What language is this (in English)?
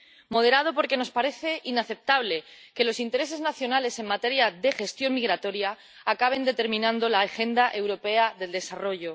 Spanish